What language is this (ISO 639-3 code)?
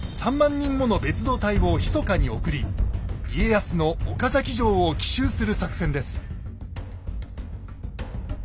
jpn